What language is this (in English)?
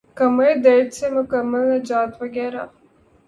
Urdu